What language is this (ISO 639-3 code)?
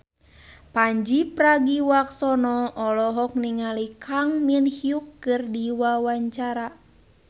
sun